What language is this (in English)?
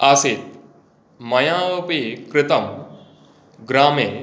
Sanskrit